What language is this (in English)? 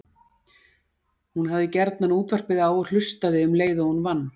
Icelandic